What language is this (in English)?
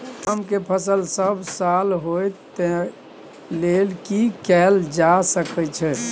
Maithili